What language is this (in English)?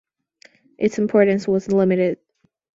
English